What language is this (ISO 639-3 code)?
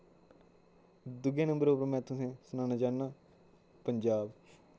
doi